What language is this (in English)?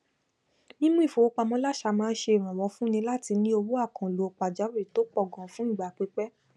Yoruba